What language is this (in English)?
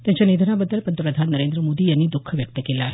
Marathi